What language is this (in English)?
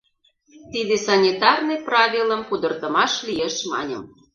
Mari